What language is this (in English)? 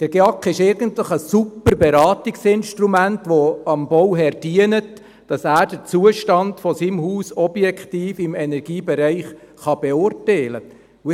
Swiss German